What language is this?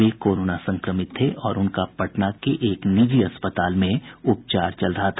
Hindi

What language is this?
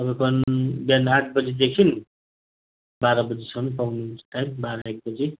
Nepali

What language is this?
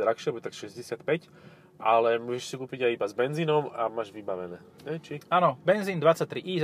Slovak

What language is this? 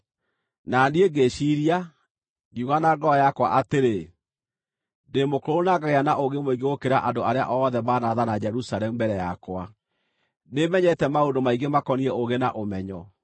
Kikuyu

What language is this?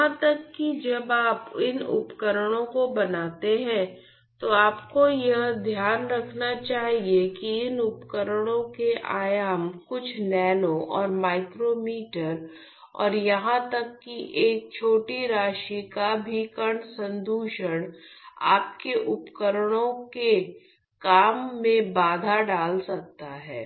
Hindi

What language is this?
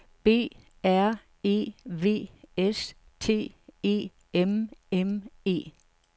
Danish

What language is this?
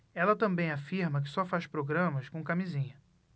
Portuguese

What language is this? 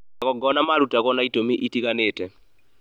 Kikuyu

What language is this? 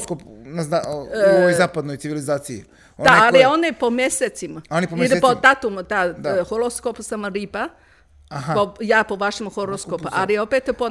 Croatian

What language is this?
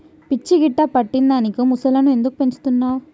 Telugu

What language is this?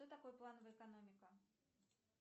Russian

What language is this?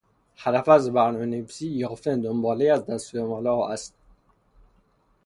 Persian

